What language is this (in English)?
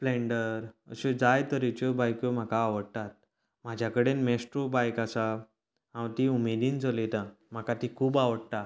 Konkani